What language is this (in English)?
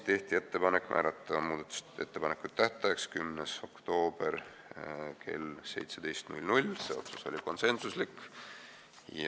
Estonian